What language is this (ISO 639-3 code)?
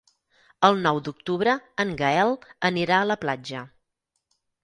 cat